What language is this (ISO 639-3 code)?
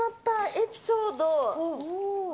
jpn